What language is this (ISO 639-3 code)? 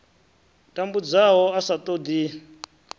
ven